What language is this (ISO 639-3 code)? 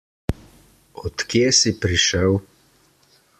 slv